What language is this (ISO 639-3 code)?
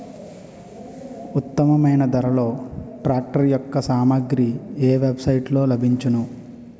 tel